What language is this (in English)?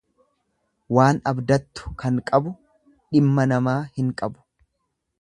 Oromo